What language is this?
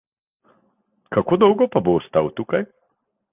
Slovenian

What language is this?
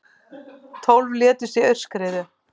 Icelandic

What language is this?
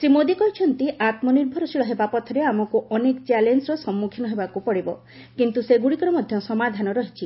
Odia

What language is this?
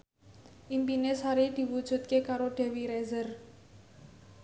Javanese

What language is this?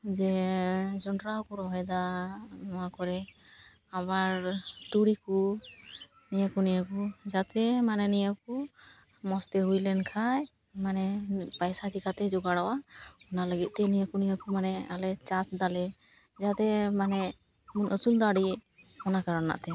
Santali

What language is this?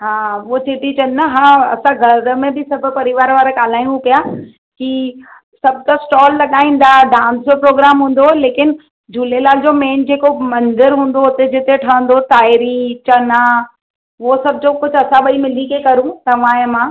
Sindhi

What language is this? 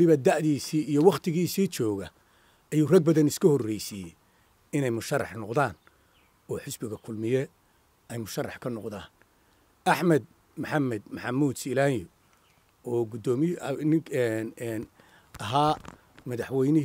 Arabic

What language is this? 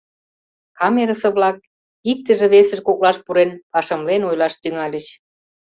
Mari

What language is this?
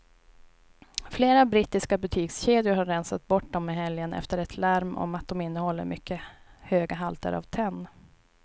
Swedish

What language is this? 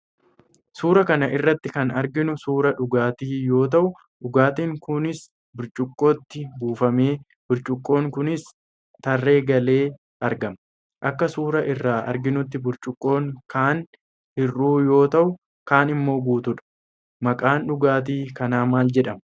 Oromo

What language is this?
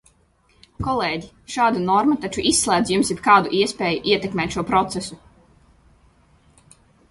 Latvian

